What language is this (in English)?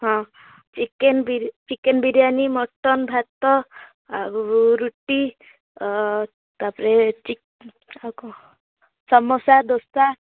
Odia